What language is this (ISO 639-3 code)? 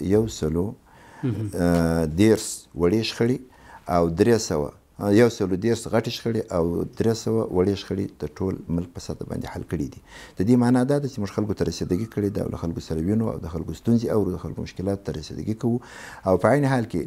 ara